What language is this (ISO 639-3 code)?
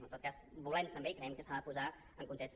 cat